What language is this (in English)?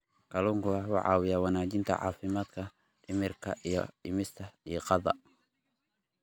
Somali